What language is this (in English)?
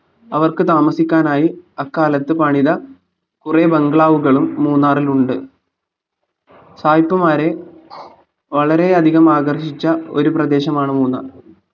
Malayalam